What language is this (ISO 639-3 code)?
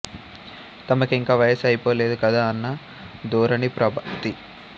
tel